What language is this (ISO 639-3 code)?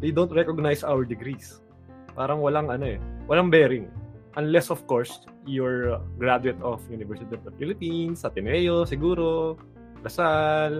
fil